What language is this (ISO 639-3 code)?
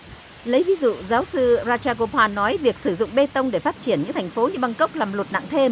vie